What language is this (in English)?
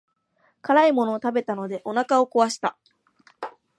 Japanese